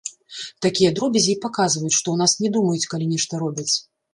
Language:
Belarusian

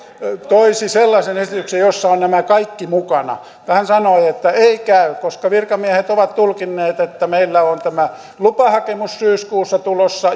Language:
Finnish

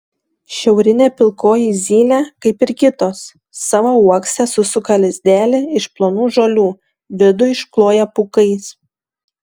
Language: Lithuanian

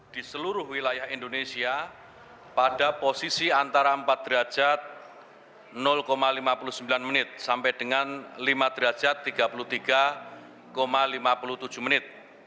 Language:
Indonesian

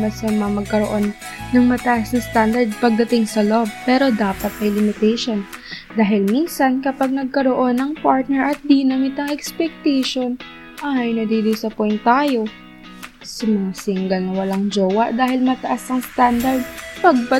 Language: Filipino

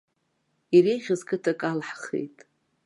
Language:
Abkhazian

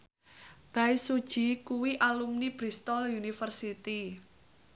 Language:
Javanese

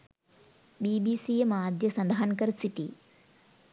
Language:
Sinhala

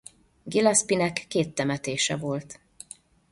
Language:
Hungarian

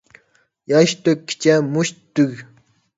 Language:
Uyghur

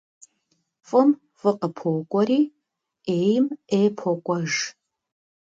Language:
Kabardian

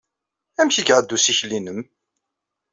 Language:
Kabyle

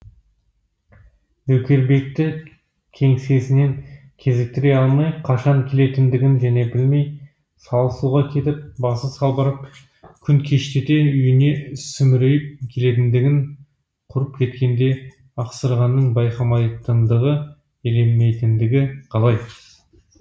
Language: Kazakh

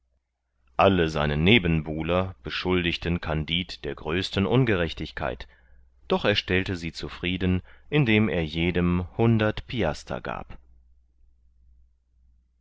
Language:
German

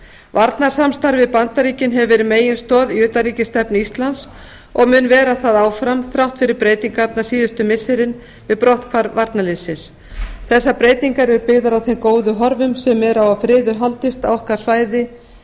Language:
Icelandic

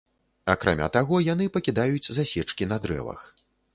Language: Belarusian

